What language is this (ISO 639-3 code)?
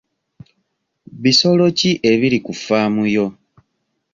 lug